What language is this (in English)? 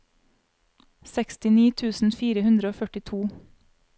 Norwegian